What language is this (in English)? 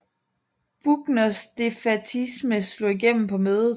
Danish